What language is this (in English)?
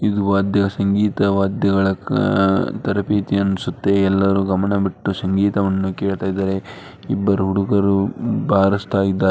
Kannada